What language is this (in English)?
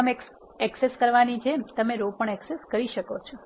Gujarati